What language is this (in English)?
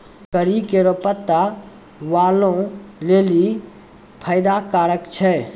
Maithili